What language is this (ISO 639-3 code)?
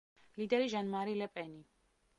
kat